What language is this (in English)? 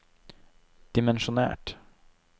Norwegian